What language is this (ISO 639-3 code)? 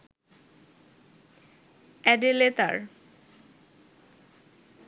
ben